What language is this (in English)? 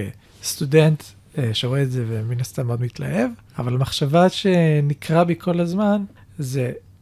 Hebrew